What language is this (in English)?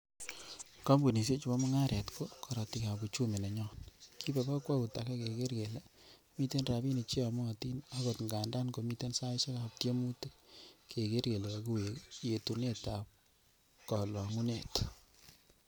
Kalenjin